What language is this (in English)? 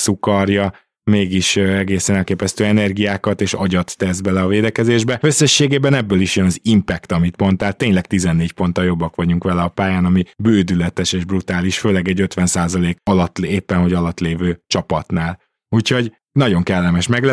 Hungarian